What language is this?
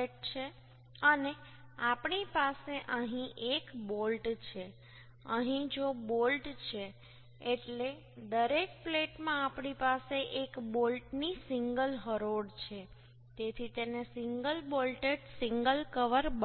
Gujarati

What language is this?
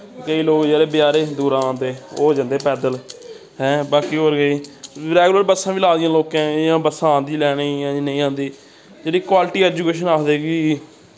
Dogri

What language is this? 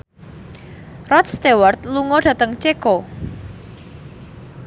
Javanese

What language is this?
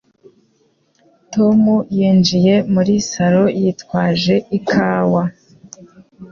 Kinyarwanda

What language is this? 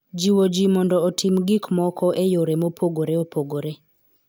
Luo (Kenya and Tanzania)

